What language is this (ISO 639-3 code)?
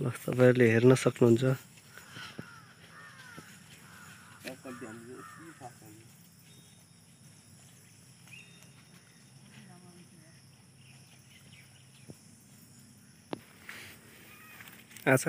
ind